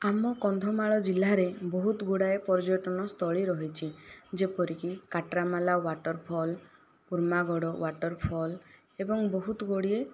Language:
Odia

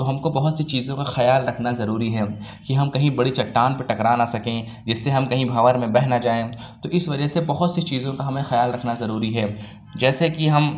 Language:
Urdu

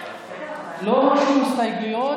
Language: Hebrew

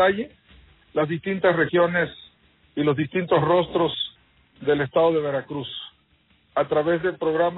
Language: Spanish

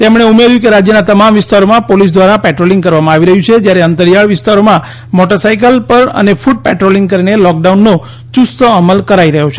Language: Gujarati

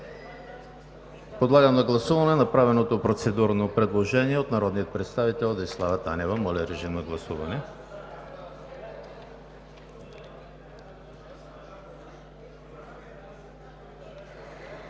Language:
Bulgarian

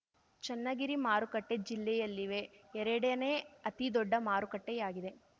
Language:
Kannada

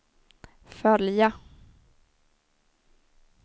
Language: Swedish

